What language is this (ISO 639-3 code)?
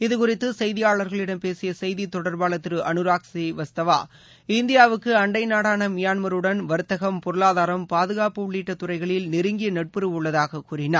tam